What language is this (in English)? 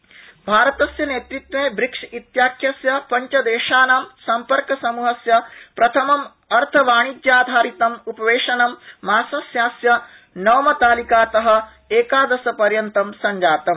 Sanskrit